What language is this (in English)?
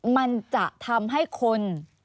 Thai